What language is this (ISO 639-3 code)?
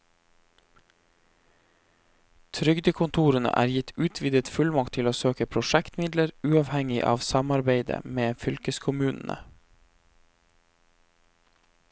nor